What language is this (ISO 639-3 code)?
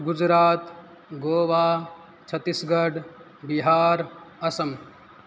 san